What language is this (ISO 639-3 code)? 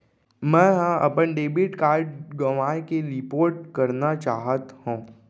hne